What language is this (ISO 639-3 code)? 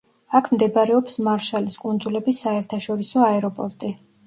kat